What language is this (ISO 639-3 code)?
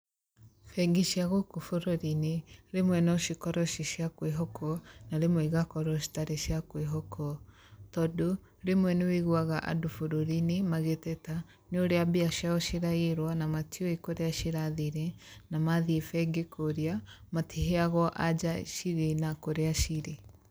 kik